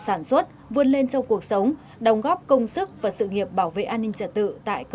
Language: Vietnamese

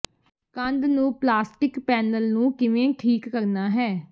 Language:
Punjabi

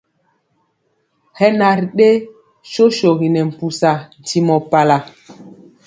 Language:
Mpiemo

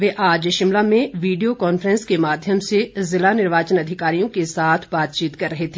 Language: Hindi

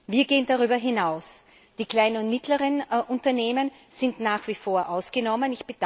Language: German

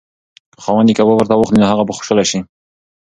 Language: Pashto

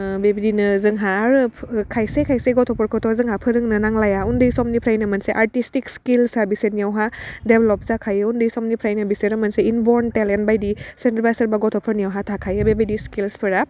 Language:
Bodo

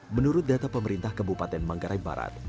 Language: Indonesian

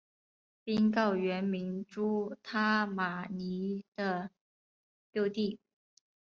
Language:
Chinese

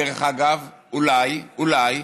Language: Hebrew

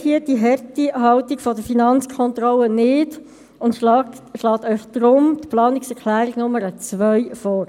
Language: Swiss German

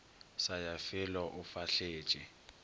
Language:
Northern Sotho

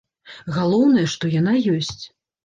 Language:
Belarusian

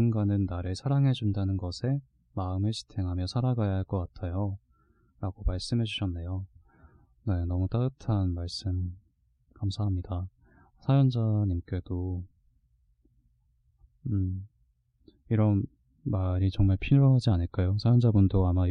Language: Korean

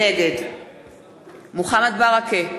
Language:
Hebrew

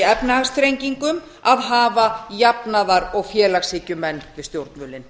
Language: Icelandic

